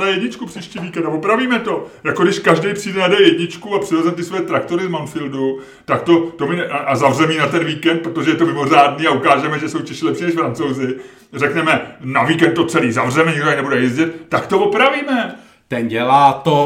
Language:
Czech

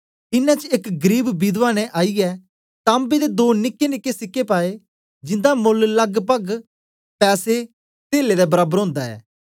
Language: Dogri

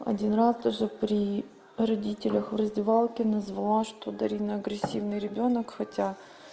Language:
Russian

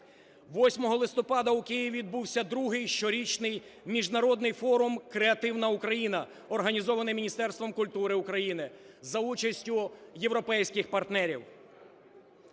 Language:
Ukrainian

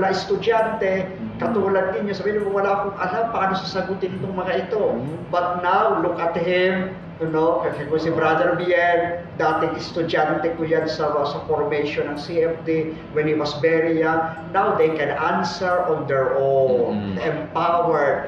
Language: Filipino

